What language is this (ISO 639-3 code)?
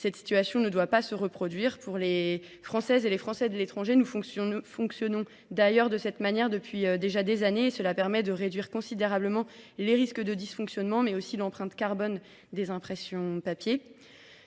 fra